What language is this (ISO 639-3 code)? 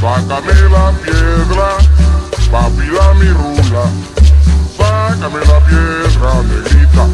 tur